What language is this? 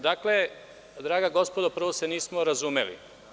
Serbian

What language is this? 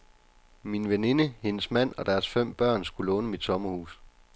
Danish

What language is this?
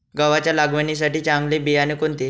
Marathi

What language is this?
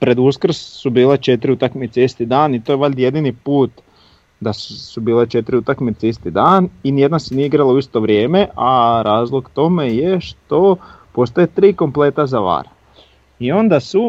Croatian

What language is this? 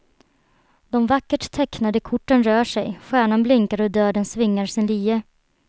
Swedish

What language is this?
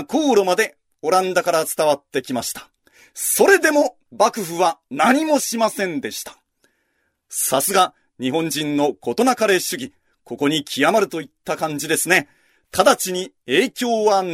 Japanese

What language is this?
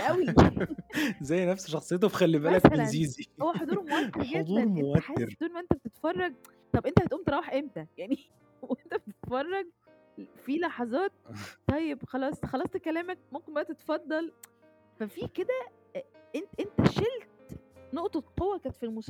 Arabic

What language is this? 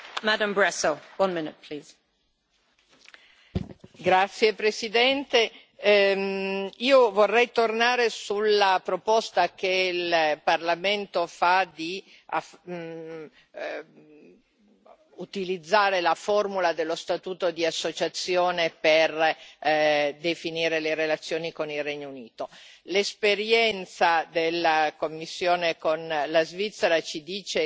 Italian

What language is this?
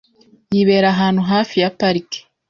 Kinyarwanda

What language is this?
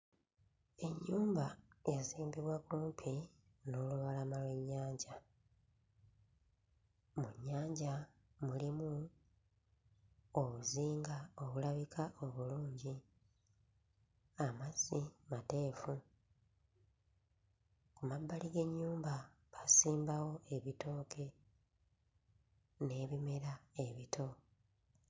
Ganda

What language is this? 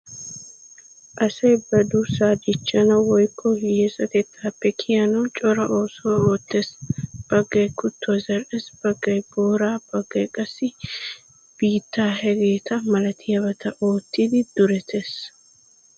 Wolaytta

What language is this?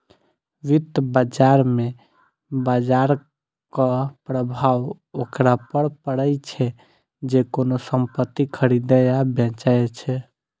Maithili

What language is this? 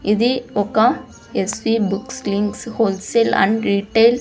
Telugu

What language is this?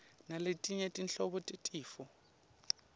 Swati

